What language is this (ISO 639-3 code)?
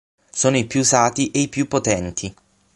ita